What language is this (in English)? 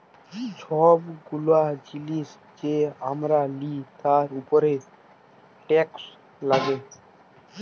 Bangla